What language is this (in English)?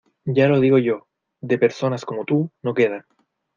Spanish